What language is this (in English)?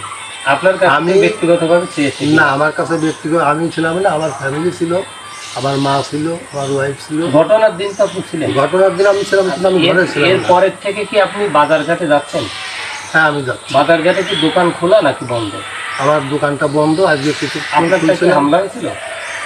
Romanian